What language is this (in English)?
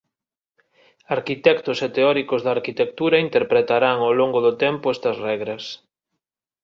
Galician